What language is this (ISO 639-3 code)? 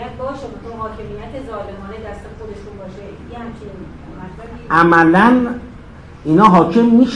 fas